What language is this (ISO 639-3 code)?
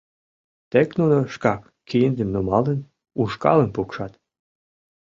chm